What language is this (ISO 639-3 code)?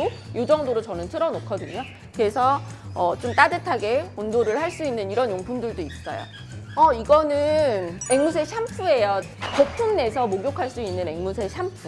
kor